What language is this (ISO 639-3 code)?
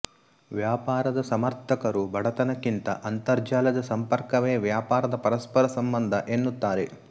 kan